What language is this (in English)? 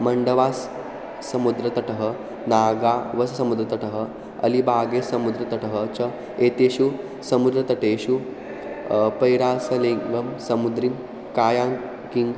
Sanskrit